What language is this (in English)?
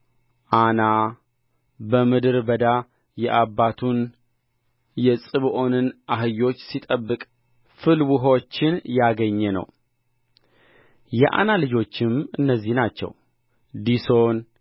Amharic